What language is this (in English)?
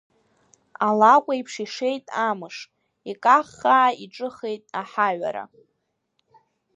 Abkhazian